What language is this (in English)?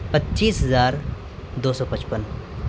Urdu